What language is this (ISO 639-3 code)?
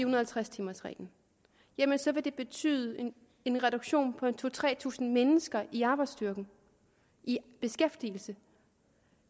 dan